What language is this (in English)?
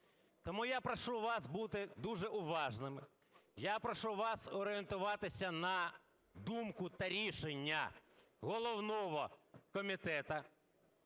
Ukrainian